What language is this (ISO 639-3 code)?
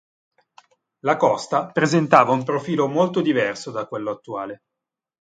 ita